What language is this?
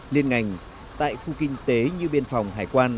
Vietnamese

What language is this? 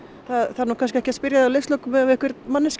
Icelandic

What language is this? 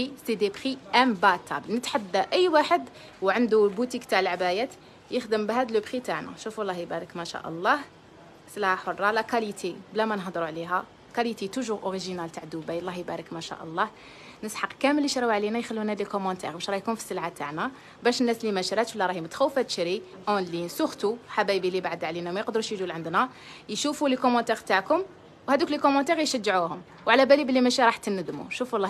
Arabic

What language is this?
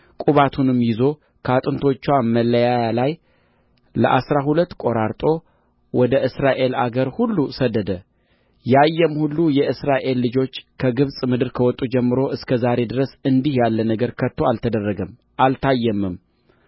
Amharic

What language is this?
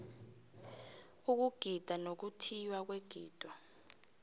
South Ndebele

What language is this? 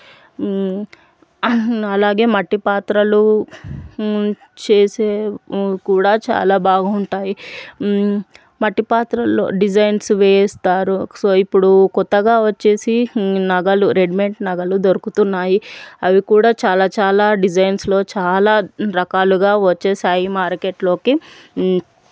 Telugu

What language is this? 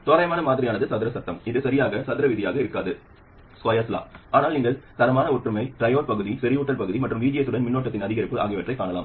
Tamil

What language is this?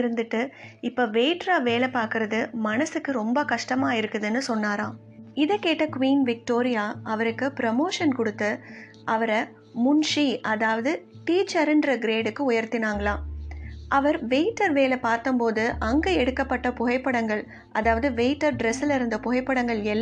Tamil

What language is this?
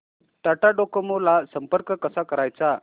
Marathi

